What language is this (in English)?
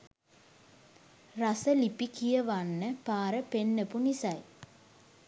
Sinhala